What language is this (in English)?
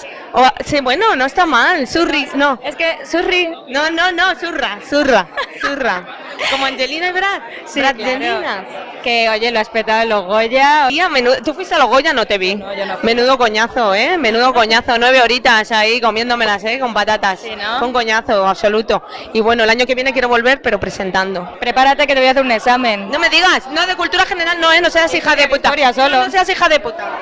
Spanish